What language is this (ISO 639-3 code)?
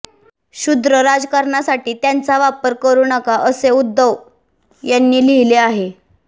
mar